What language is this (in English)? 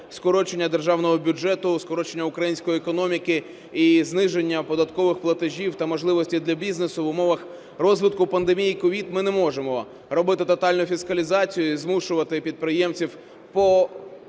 Ukrainian